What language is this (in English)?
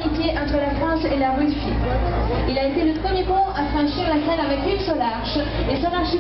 Romanian